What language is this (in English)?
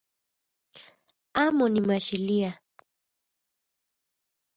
Central Puebla Nahuatl